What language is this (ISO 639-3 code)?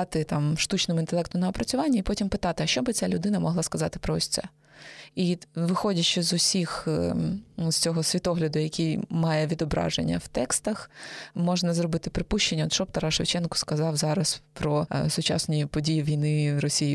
ukr